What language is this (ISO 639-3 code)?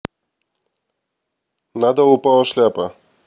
rus